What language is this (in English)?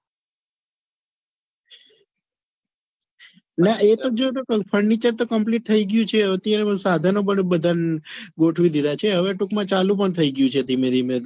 Gujarati